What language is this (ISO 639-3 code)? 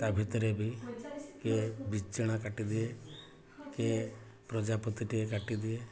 ori